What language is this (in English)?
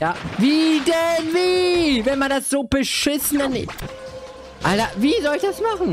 German